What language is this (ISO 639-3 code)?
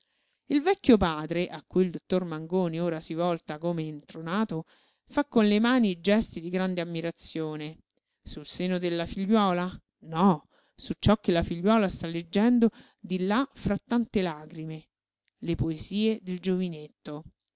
ita